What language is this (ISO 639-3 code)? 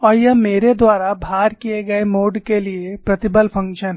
hin